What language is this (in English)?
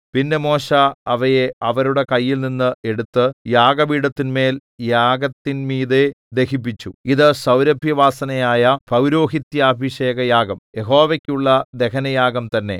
Malayalam